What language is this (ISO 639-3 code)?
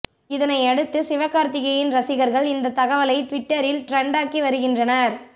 tam